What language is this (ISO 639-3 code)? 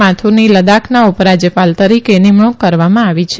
guj